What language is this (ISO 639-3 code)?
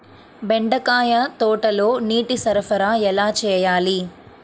tel